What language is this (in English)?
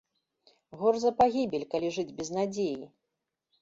Belarusian